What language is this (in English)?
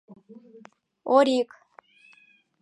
Mari